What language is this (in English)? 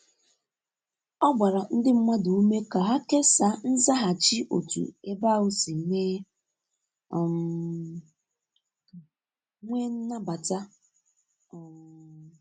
Igbo